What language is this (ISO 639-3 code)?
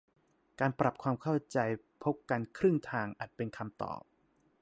tha